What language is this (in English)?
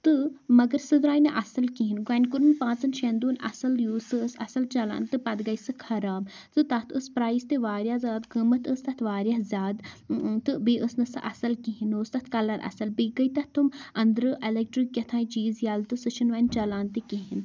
Kashmiri